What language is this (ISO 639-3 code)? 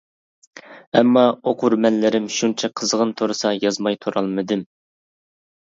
uig